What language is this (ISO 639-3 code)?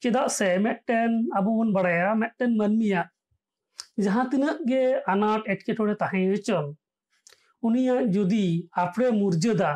ben